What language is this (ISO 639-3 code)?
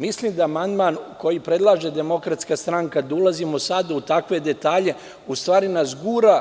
srp